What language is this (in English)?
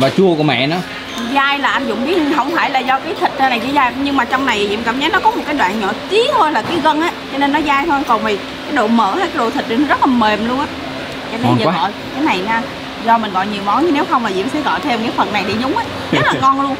Vietnamese